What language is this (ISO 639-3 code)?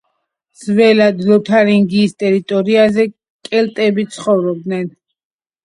kat